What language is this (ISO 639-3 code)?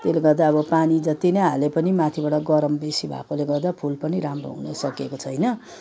nep